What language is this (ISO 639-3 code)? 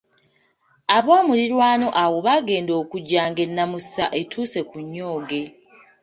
lug